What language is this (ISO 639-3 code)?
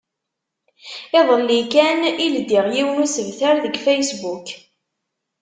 kab